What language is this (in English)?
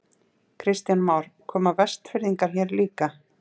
Icelandic